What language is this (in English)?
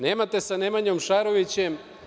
Serbian